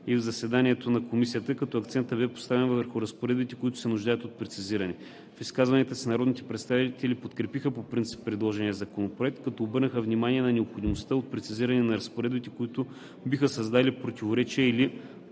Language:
Bulgarian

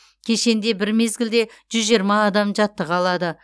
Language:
Kazakh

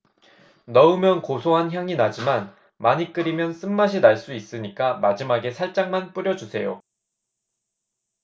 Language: Korean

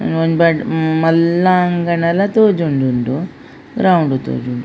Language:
Tulu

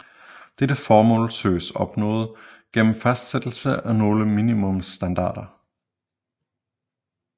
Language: Danish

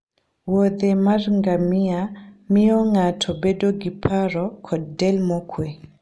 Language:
Luo (Kenya and Tanzania)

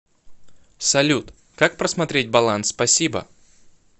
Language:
Russian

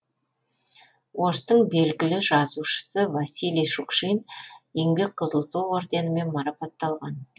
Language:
Kazakh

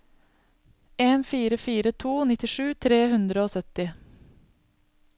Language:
Norwegian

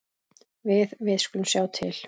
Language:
Icelandic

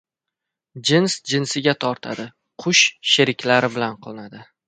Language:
Uzbek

